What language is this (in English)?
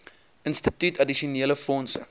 Afrikaans